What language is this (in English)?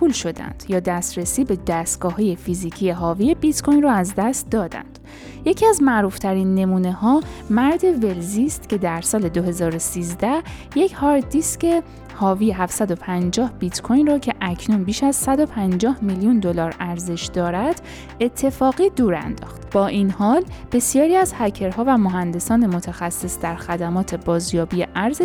Persian